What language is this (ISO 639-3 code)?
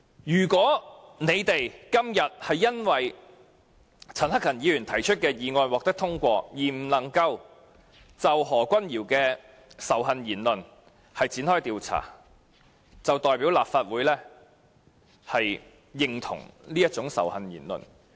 yue